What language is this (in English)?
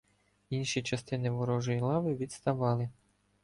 Ukrainian